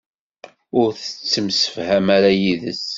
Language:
Kabyle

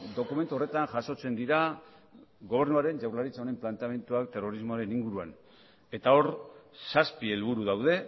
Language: Basque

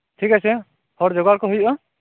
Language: Santali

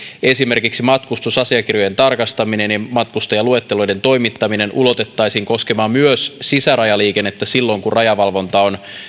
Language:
Finnish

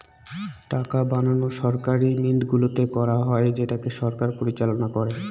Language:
Bangla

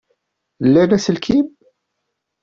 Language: Kabyle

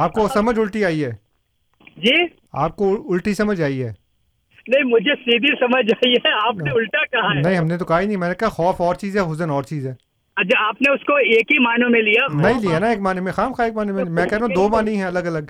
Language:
Urdu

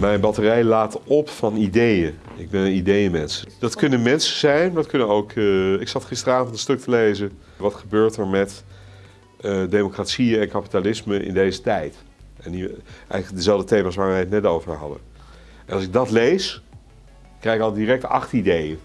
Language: Dutch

